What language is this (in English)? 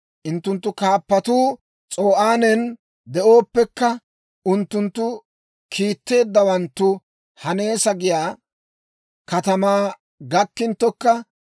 Dawro